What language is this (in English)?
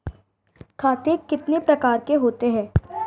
Hindi